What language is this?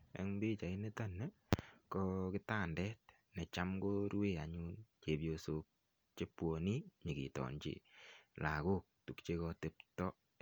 Kalenjin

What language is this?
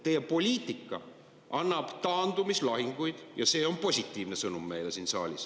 Estonian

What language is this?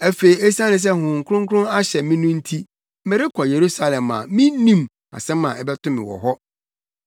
Akan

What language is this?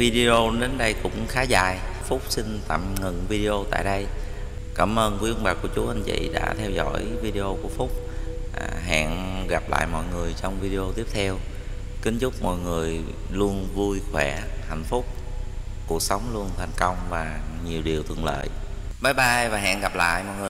Vietnamese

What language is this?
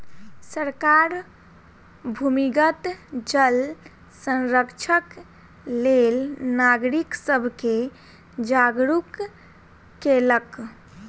Maithili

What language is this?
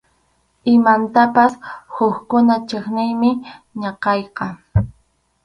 Arequipa-La Unión Quechua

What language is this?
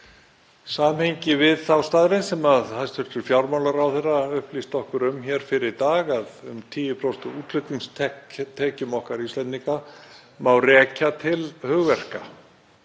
Icelandic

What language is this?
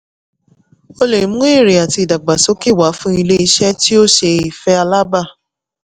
Yoruba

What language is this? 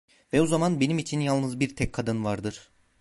Turkish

